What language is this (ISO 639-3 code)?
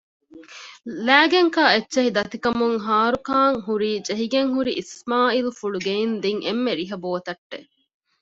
div